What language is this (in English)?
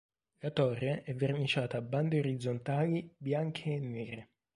Italian